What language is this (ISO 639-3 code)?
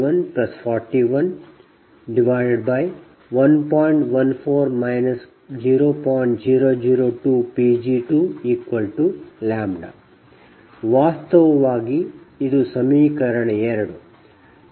kan